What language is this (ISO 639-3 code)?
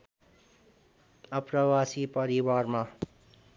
nep